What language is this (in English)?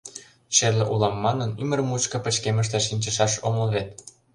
Mari